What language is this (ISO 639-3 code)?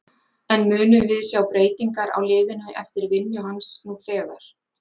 isl